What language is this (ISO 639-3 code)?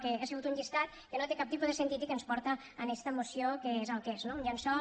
cat